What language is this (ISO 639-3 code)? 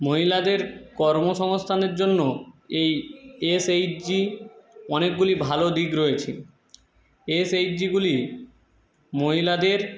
ben